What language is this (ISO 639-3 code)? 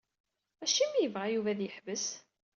kab